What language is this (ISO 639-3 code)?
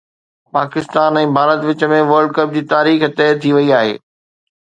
snd